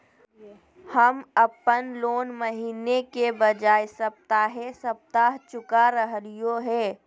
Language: Magahi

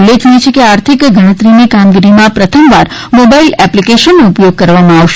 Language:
Gujarati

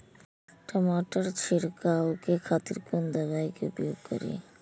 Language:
Maithili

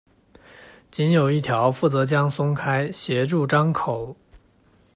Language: Chinese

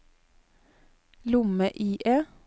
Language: Norwegian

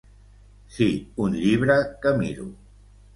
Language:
Catalan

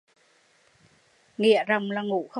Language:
Vietnamese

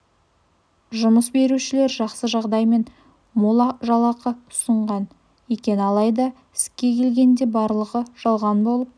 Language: Kazakh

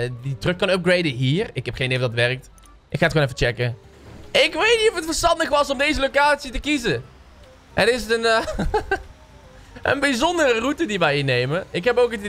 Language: Dutch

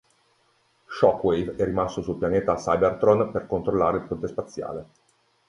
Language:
Italian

